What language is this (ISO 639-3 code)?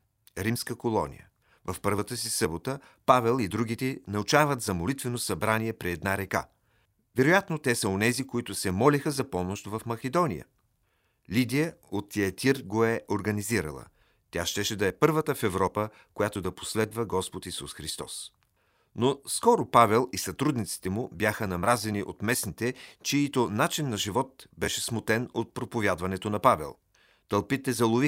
bul